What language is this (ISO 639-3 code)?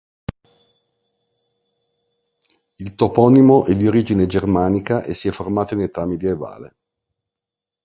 ita